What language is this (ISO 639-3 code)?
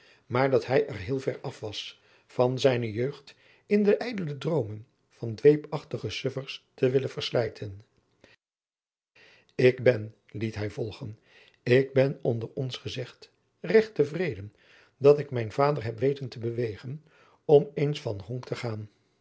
nld